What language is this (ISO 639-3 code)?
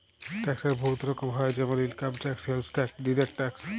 ben